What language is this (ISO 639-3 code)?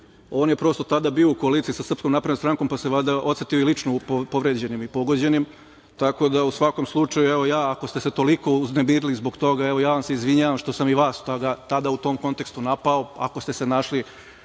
srp